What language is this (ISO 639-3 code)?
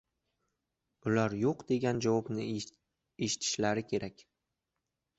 uzb